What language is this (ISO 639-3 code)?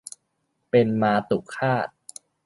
tha